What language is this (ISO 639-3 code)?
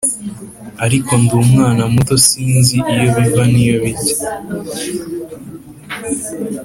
kin